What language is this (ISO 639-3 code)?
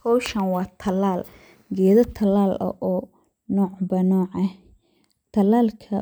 som